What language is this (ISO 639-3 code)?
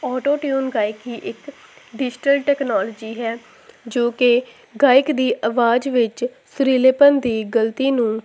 pan